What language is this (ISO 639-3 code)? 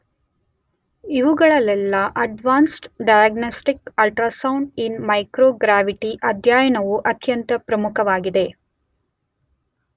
kan